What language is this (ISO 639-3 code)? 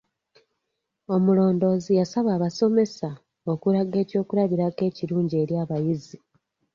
lug